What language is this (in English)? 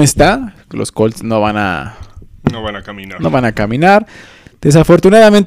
Spanish